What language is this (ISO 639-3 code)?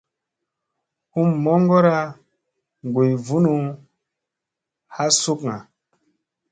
mse